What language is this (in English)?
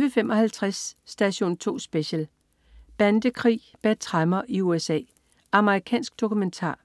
Danish